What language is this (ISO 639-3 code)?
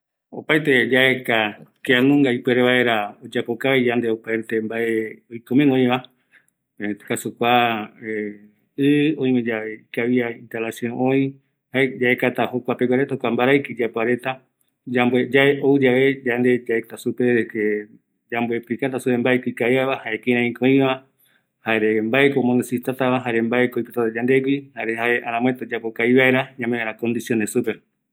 gui